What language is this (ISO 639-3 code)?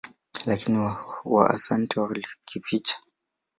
swa